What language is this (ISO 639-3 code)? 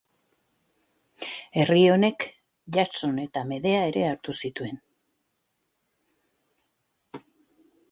eus